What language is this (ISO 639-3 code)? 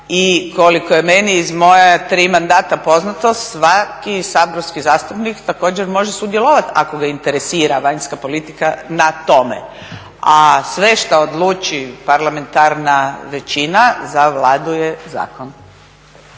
hrv